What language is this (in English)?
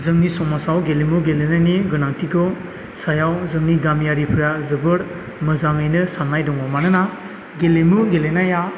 Bodo